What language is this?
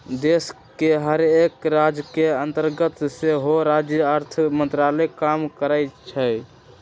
Magahi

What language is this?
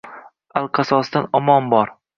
Uzbek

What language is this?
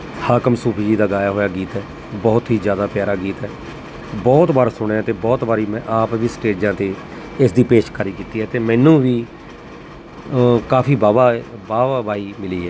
Punjabi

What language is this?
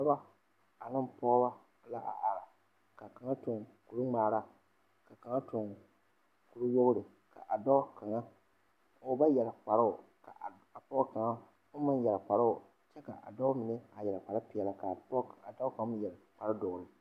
Southern Dagaare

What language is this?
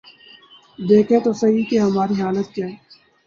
Urdu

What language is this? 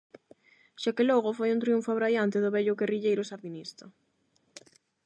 Galician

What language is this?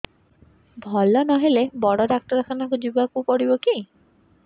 Odia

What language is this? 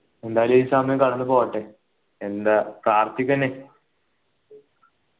Malayalam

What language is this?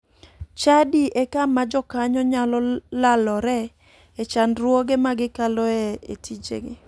Luo (Kenya and Tanzania)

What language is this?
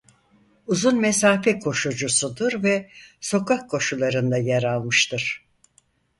Turkish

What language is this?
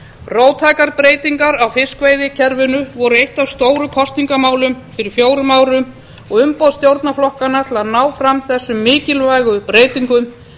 Icelandic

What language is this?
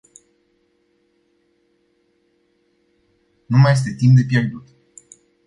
Romanian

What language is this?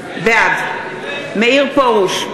Hebrew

